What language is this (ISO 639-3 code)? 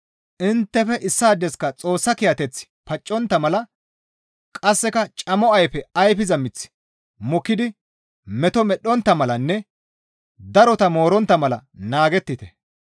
gmv